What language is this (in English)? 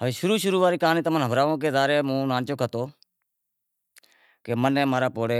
Wadiyara Koli